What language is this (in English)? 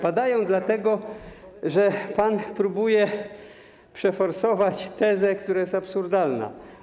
Polish